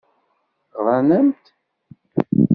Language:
Kabyle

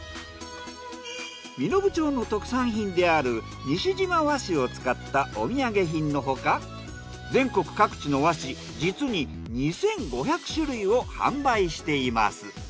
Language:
Japanese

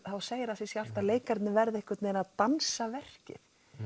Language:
Icelandic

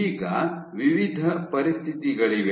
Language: Kannada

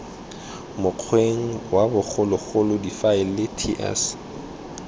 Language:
Tswana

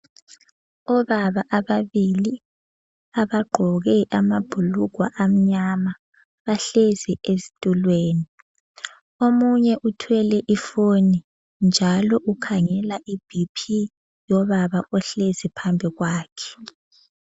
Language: North Ndebele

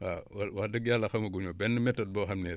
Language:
Wolof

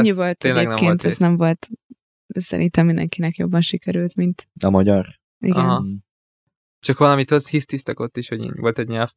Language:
Hungarian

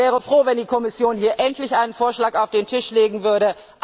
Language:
German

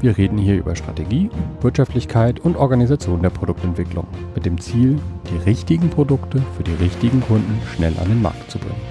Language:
German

